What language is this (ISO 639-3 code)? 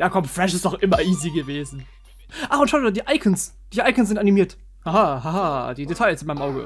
deu